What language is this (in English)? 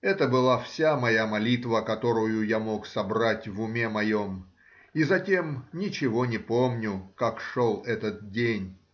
Russian